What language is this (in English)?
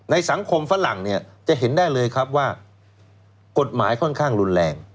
Thai